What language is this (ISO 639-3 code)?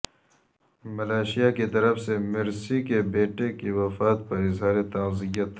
urd